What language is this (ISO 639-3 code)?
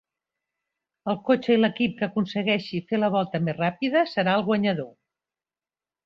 cat